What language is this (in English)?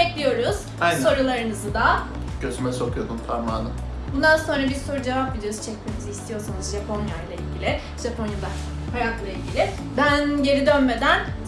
Turkish